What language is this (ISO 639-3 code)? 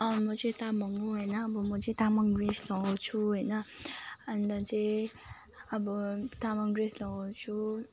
nep